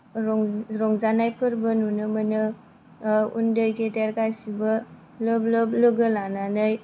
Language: Bodo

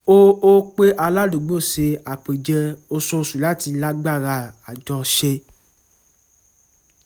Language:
Yoruba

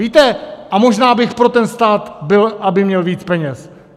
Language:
Czech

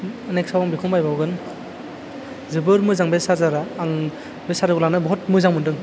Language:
Bodo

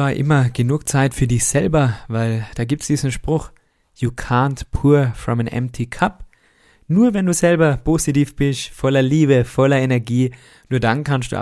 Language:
German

